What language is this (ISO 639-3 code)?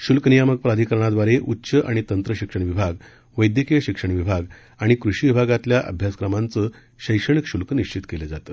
mar